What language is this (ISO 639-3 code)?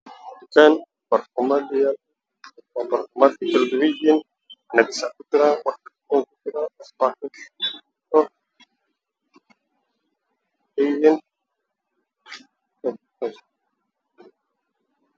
som